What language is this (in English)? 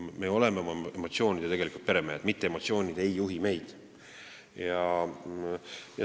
Estonian